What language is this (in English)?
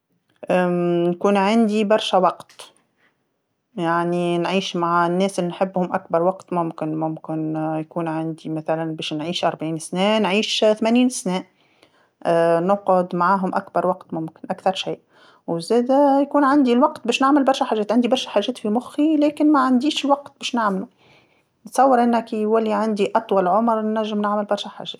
Tunisian Arabic